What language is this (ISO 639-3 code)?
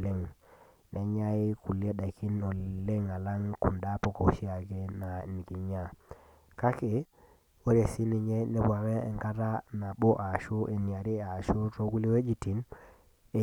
mas